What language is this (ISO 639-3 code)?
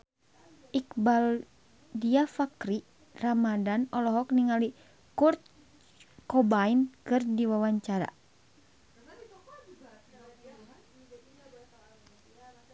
sun